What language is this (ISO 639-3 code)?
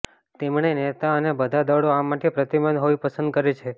guj